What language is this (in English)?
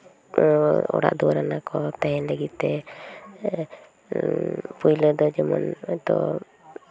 Santali